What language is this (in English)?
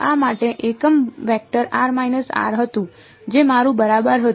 Gujarati